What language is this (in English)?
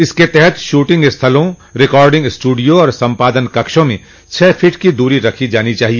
Hindi